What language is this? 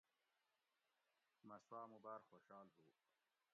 Gawri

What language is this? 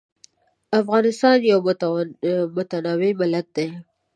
Pashto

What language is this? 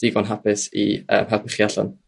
Welsh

